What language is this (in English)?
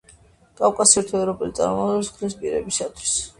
Georgian